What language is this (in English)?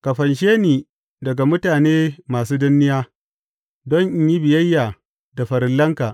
Hausa